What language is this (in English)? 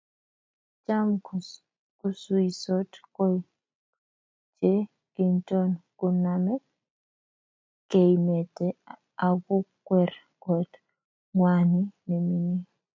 Kalenjin